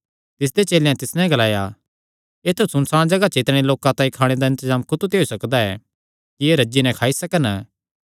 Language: Kangri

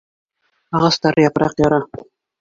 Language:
Bashkir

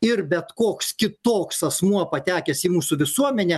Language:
Lithuanian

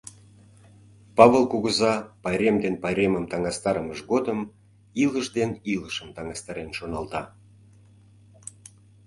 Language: Mari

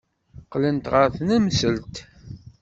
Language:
Kabyle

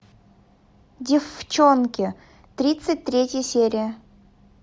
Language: Russian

